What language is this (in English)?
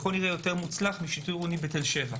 Hebrew